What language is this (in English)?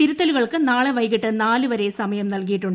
Malayalam